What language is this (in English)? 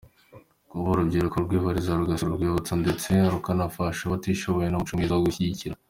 Kinyarwanda